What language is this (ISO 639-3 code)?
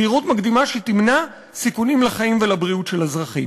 heb